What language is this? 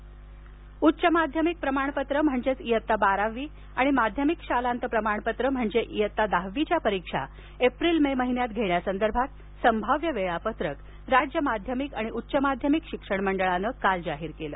Marathi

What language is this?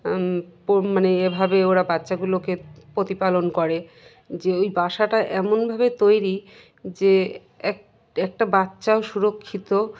Bangla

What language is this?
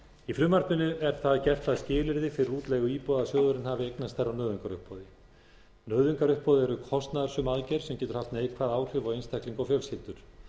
Icelandic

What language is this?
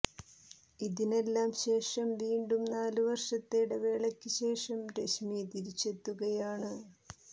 Malayalam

